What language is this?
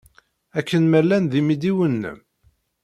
Kabyle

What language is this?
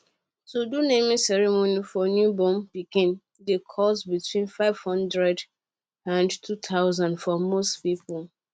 Nigerian Pidgin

